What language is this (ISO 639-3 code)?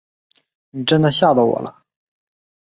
zho